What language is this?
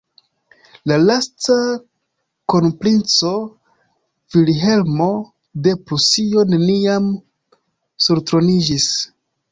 Esperanto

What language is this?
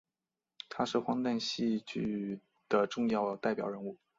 Chinese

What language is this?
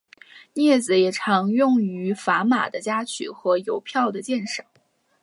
Chinese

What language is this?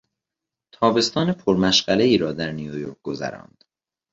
Persian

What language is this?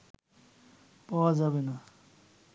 Bangla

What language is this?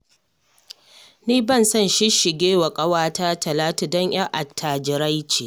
Hausa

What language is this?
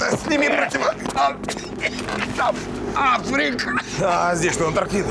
Russian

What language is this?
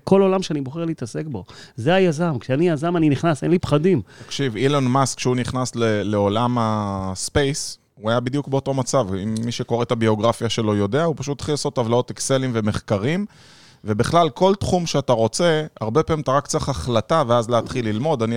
Hebrew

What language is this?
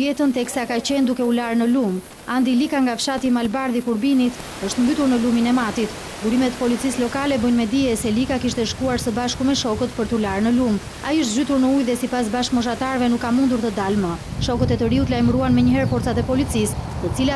Romanian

